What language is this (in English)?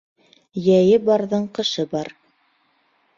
Bashkir